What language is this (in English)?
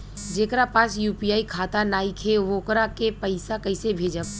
Bhojpuri